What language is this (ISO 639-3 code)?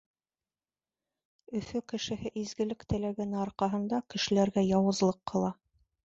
bak